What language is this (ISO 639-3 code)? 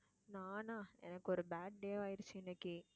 tam